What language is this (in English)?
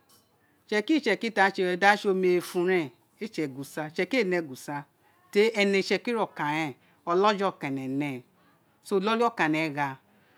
Isekiri